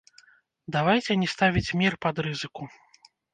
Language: Belarusian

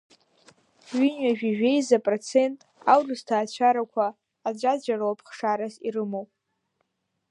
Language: Abkhazian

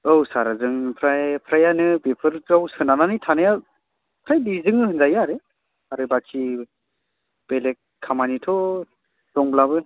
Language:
Bodo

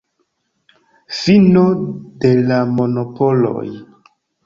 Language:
Esperanto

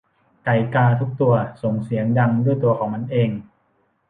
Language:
Thai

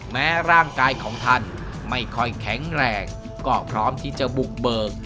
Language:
Thai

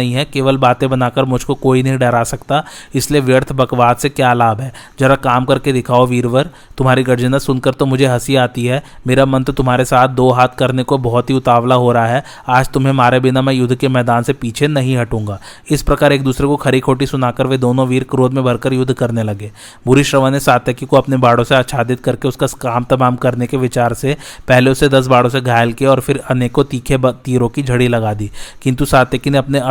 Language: Hindi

